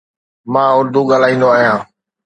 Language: Sindhi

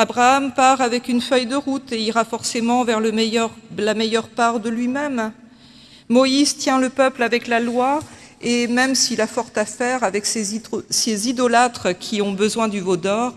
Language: French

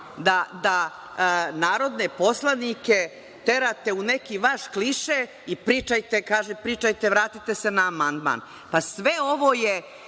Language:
Serbian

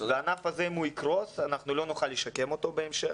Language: Hebrew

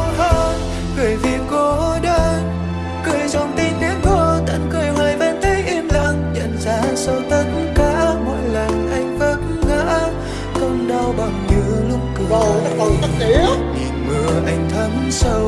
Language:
Vietnamese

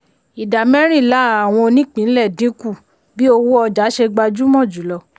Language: Yoruba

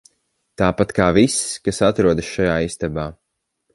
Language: Latvian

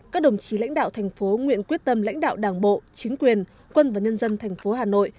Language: Vietnamese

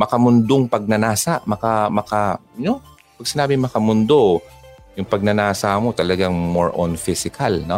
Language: Filipino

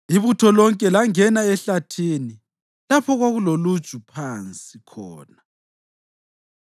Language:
North Ndebele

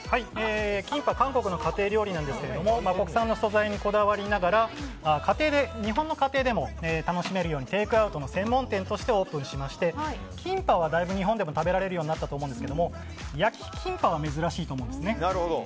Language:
Japanese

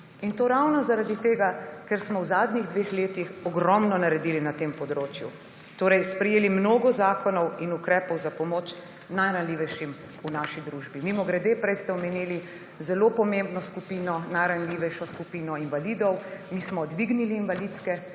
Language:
Slovenian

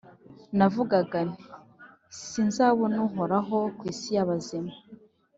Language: Kinyarwanda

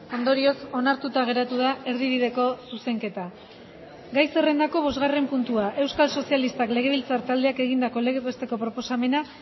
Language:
Basque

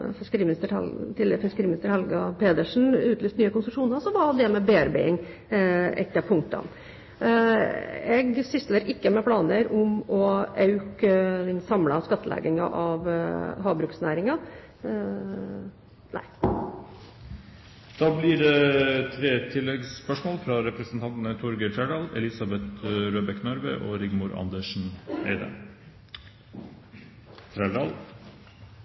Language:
Norwegian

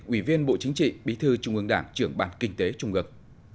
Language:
Vietnamese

